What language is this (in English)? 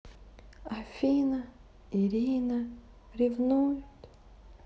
Russian